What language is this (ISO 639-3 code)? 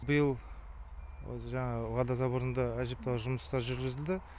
kaz